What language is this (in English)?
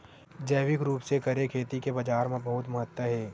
Chhattisgarhi